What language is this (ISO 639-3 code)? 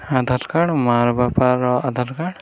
ori